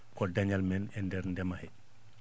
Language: Fula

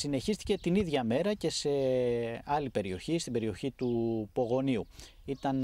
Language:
Greek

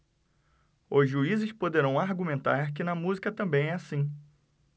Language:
Portuguese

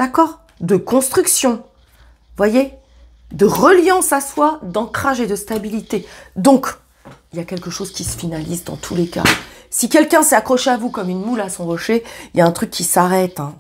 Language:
French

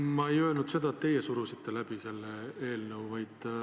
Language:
Estonian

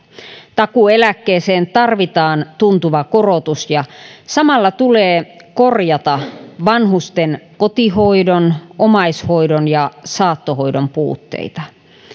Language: Finnish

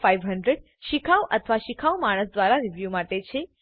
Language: Gujarati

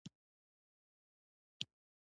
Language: Pashto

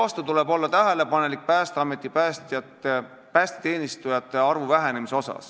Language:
Estonian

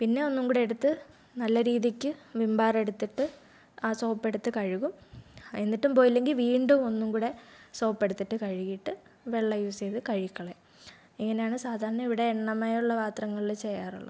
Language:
Malayalam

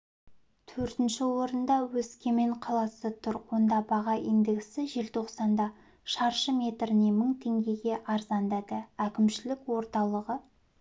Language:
Kazakh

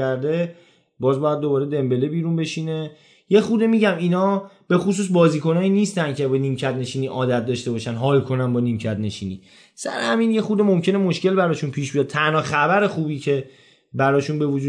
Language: Persian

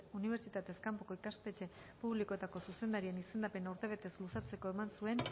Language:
Basque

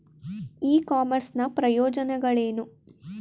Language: Kannada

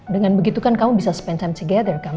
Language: Indonesian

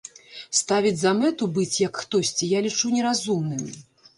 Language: Belarusian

